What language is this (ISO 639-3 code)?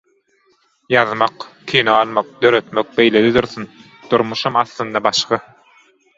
tuk